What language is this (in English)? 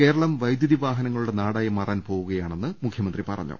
Malayalam